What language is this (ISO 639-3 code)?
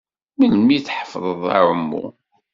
kab